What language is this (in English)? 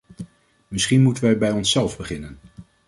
Dutch